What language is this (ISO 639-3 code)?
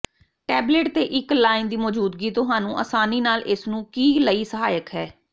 pan